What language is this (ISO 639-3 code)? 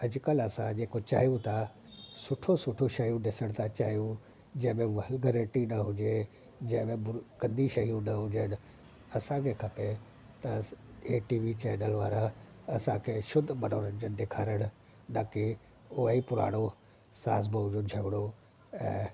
snd